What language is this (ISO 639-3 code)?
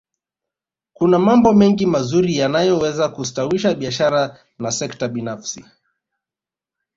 swa